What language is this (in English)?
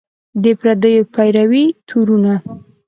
Pashto